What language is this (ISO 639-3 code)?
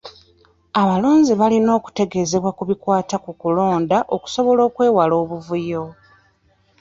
lug